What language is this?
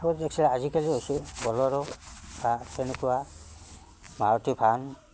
Assamese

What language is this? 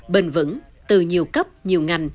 Vietnamese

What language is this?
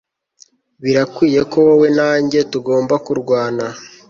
Kinyarwanda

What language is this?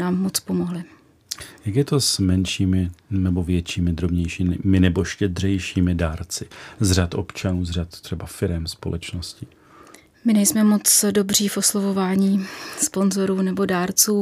Czech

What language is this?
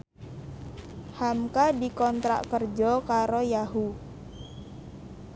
Javanese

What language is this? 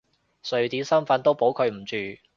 Cantonese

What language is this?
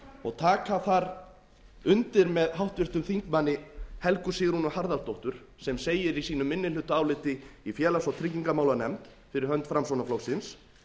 Icelandic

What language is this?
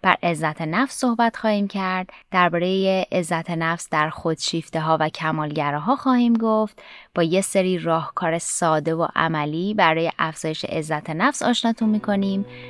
Persian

